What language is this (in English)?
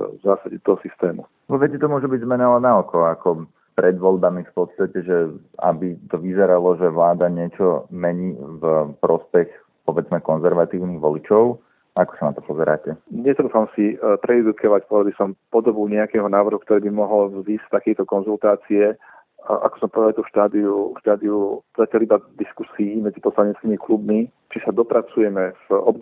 Slovak